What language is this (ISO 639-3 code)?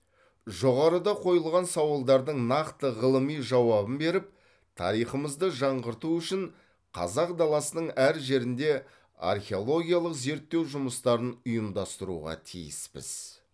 kaz